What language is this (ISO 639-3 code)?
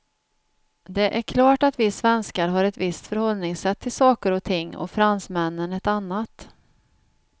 swe